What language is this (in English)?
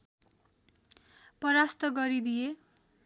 Nepali